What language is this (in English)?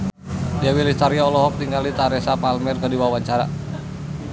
Sundanese